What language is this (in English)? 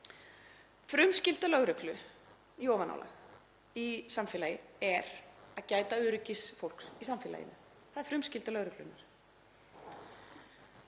Icelandic